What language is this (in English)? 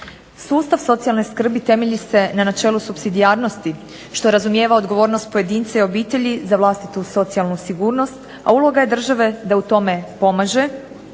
Croatian